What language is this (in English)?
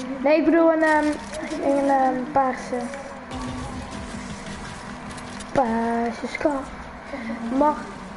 Dutch